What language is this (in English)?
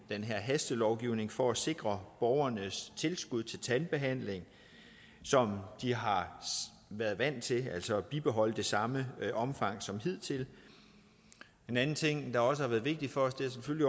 Danish